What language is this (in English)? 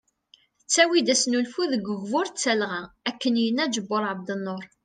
Kabyle